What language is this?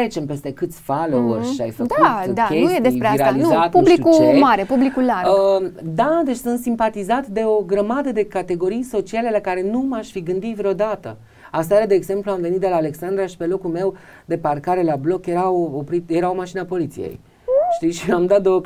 Romanian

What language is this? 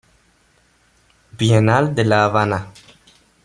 Spanish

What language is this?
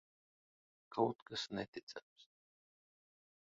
Latvian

